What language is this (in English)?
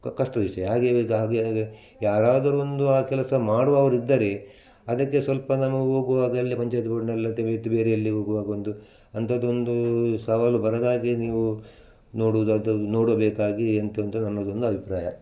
Kannada